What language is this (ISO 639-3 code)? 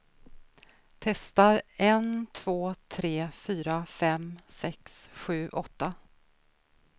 swe